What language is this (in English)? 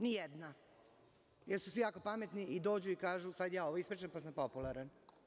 Serbian